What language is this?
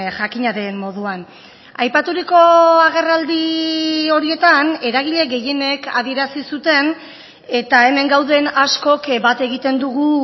Basque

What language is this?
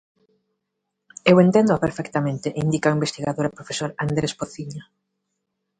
Galician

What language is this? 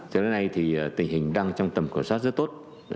Vietnamese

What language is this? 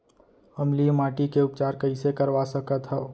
Chhattisgarhi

